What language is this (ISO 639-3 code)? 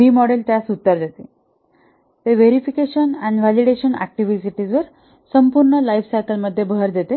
mar